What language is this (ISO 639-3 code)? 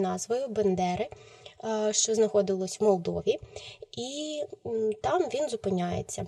ukr